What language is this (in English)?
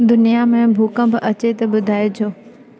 Sindhi